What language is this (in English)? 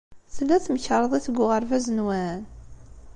Kabyle